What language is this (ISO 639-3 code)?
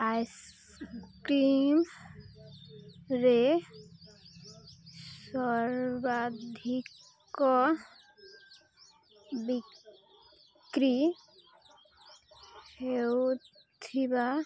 ori